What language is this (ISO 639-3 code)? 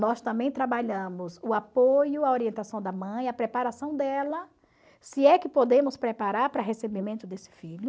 por